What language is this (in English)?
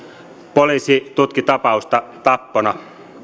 Finnish